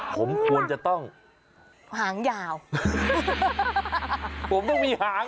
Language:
Thai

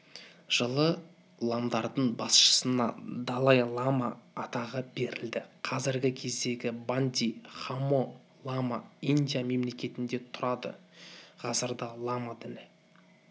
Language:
Kazakh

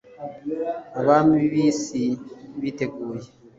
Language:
Kinyarwanda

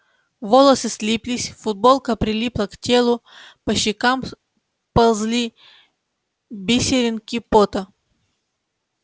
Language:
Russian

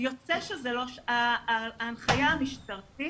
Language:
Hebrew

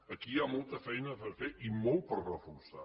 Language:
Catalan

